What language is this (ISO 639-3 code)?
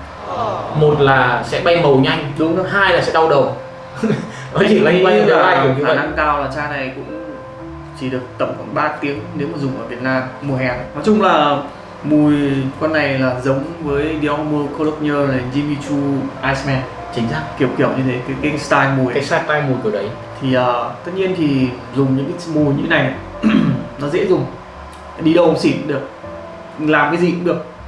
vie